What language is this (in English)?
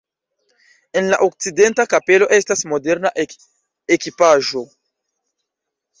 Esperanto